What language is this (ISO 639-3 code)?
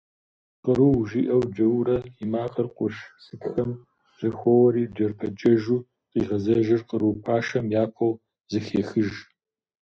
kbd